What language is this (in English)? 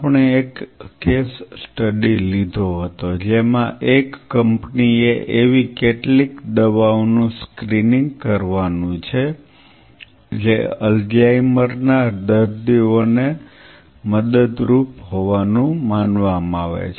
Gujarati